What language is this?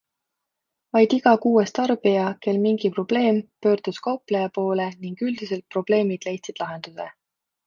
Estonian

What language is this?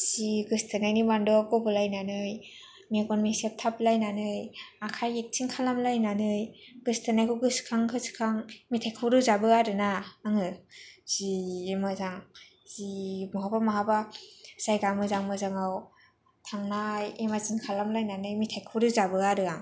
Bodo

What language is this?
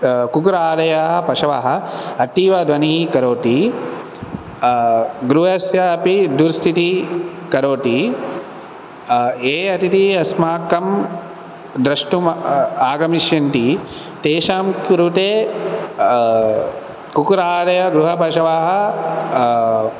Sanskrit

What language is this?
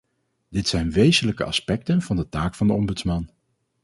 Dutch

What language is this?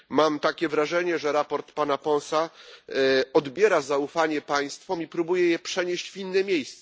Polish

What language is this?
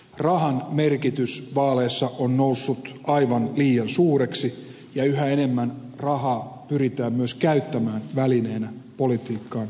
Finnish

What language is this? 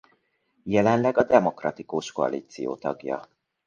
Hungarian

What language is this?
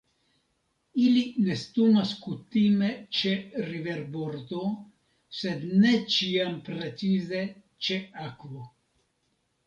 Esperanto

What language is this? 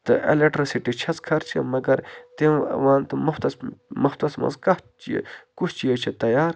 Kashmiri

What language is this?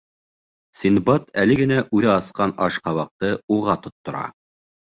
Bashkir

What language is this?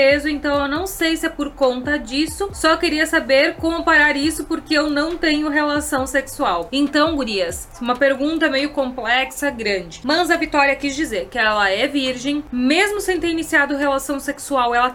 Portuguese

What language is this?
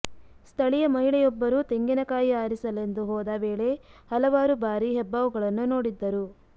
Kannada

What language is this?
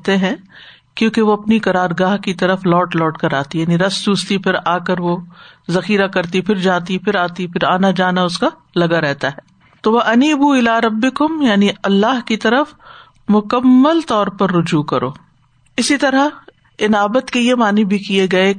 Urdu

